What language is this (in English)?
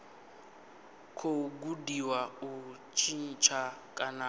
Venda